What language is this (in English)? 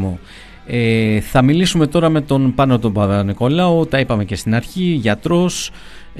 Greek